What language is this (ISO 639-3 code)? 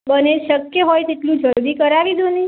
guj